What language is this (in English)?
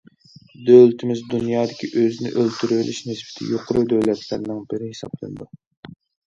Uyghur